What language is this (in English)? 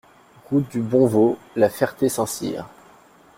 French